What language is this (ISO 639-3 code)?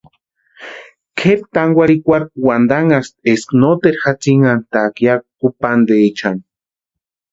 pua